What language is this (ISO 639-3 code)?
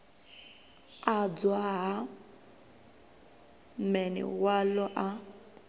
ven